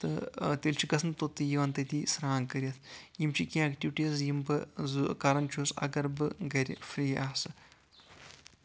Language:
Kashmiri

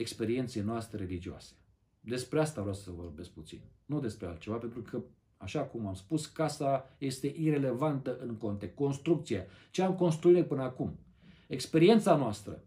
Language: Romanian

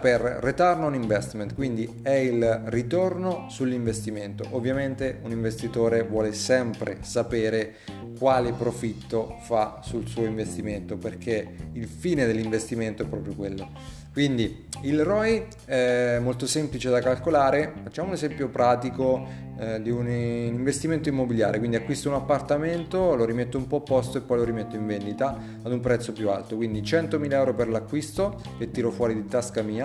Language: Italian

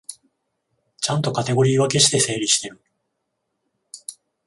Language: Japanese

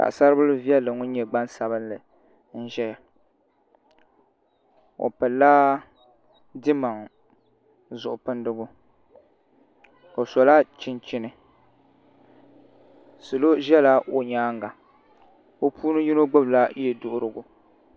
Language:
Dagbani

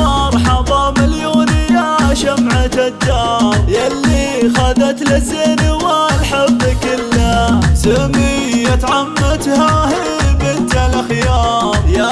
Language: Arabic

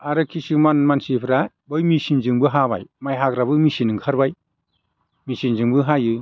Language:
Bodo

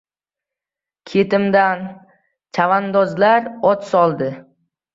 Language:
Uzbek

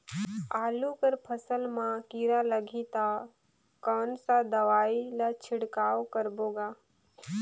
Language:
Chhattisgarhi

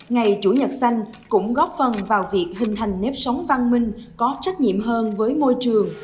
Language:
Vietnamese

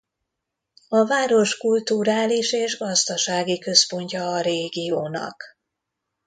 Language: Hungarian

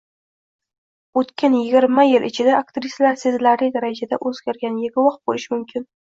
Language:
Uzbek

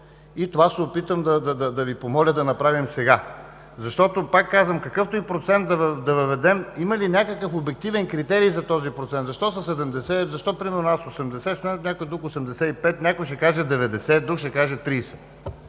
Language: Bulgarian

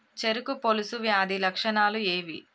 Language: Telugu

